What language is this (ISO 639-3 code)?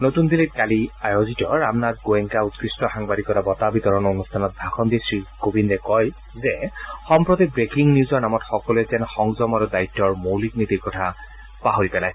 asm